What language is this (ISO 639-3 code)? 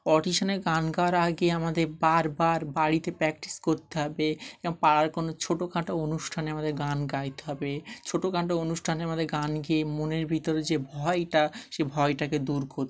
ben